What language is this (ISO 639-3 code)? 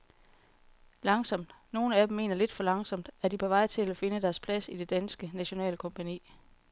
dan